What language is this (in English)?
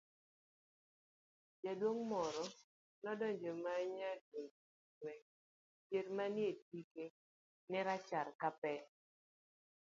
Luo (Kenya and Tanzania)